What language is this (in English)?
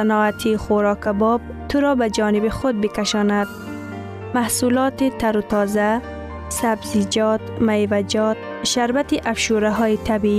Persian